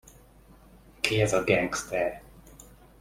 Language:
Hungarian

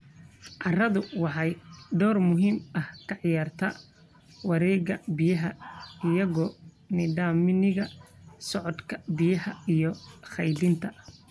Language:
Somali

